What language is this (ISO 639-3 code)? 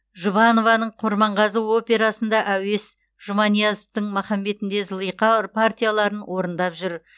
kaz